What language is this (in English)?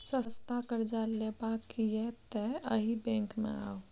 Maithili